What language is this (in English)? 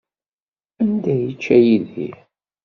Kabyle